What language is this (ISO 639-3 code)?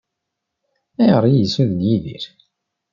kab